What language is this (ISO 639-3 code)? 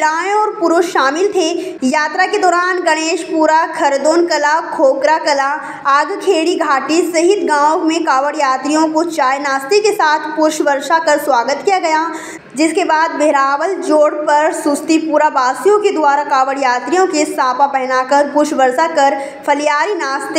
hin